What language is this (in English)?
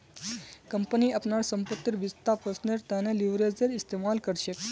Magahi